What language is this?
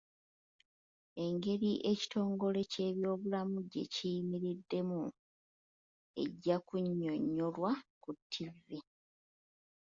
Ganda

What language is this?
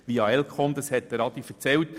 Swiss German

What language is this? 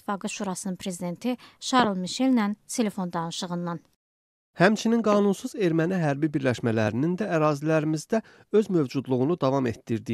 Turkish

